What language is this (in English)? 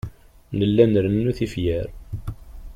Kabyle